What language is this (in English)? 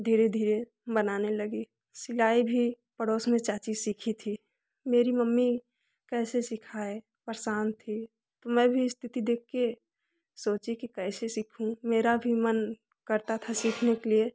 Hindi